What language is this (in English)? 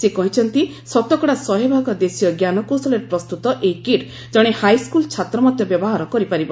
Odia